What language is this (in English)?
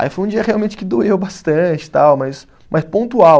Portuguese